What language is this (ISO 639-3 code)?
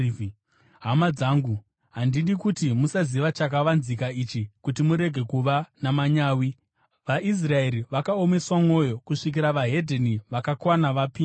sna